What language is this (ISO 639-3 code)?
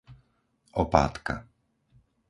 slk